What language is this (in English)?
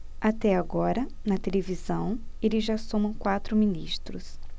Portuguese